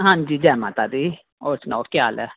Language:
Dogri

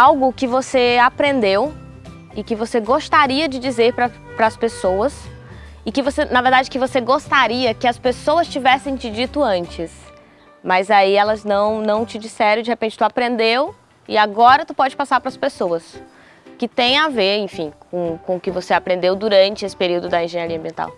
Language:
Portuguese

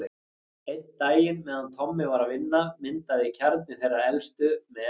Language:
Icelandic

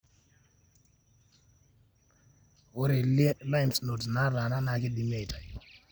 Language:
Masai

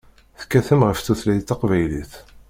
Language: Kabyle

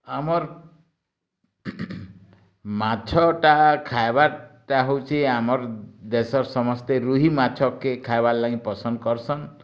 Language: Odia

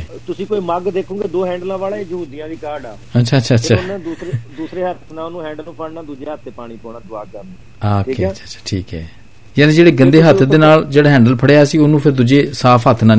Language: Punjabi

